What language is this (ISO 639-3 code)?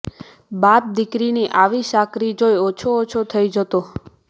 guj